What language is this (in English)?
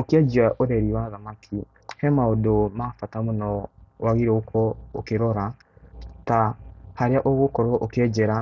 Kikuyu